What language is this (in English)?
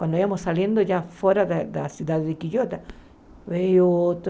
Portuguese